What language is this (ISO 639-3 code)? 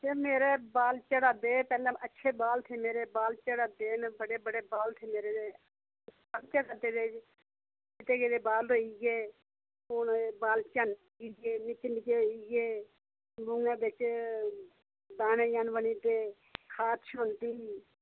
doi